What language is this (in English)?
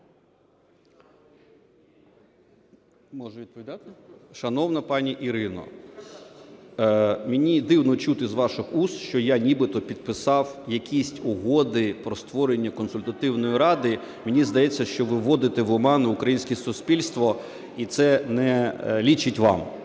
Ukrainian